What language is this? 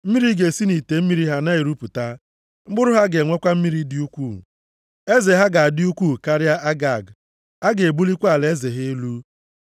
Igbo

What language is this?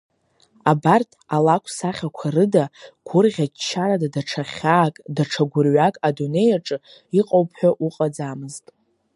Abkhazian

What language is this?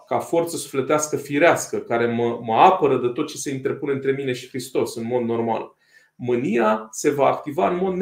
Romanian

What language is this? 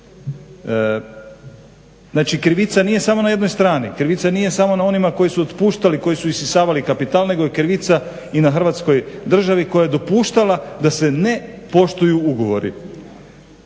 Croatian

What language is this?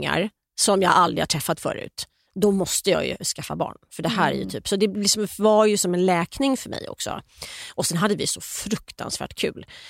Swedish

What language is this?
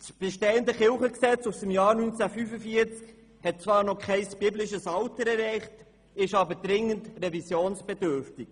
Swiss German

